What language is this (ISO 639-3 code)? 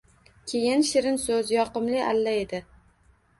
uzb